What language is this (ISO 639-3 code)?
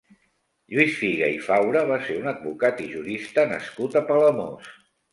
cat